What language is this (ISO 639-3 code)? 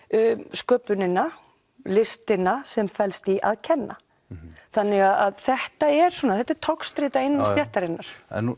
isl